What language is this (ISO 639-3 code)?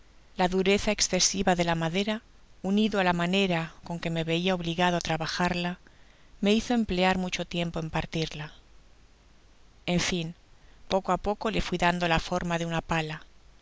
spa